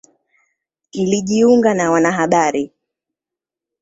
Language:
Swahili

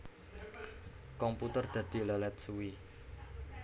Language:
Javanese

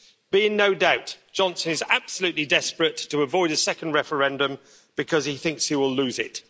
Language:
English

